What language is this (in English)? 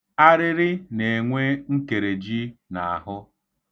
Igbo